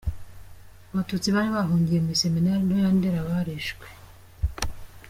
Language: Kinyarwanda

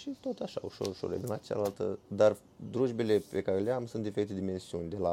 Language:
Romanian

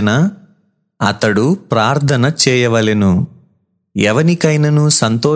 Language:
Telugu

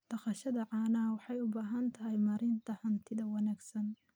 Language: Somali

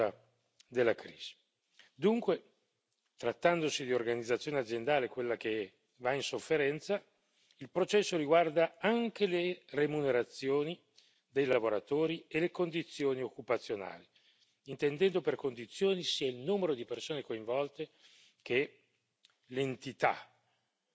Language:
Italian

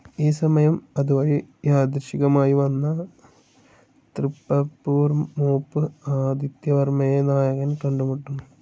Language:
Malayalam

